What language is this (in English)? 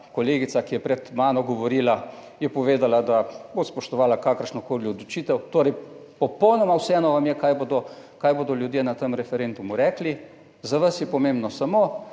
Slovenian